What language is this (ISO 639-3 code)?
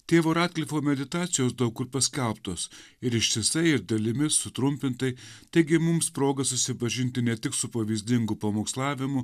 lit